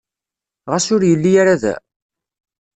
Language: Kabyle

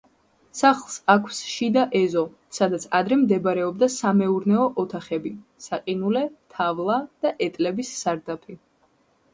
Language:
Georgian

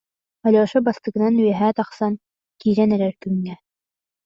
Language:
Yakut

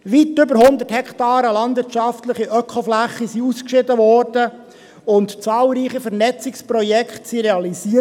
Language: Swiss German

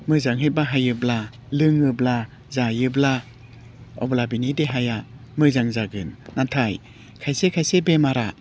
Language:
Bodo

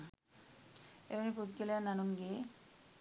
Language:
Sinhala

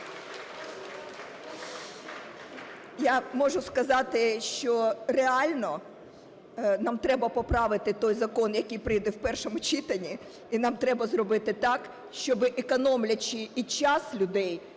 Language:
Ukrainian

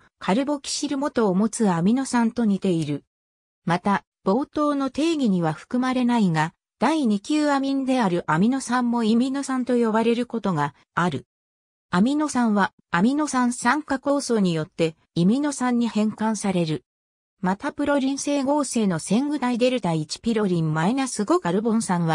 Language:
Japanese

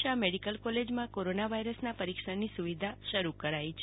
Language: Gujarati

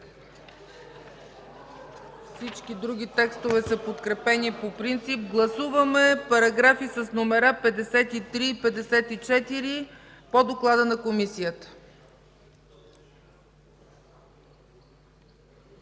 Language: Bulgarian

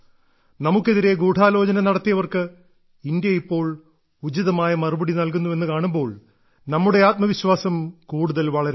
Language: Malayalam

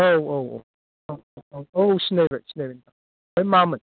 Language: Bodo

